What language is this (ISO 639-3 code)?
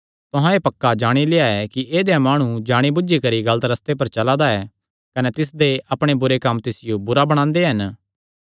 xnr